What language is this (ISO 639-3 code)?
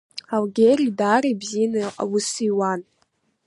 abk